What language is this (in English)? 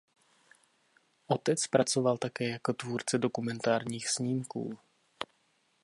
Czech